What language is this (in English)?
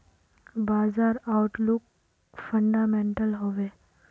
Magahi